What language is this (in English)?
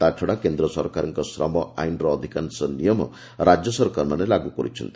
Odia